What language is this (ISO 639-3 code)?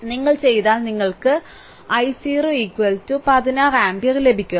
mal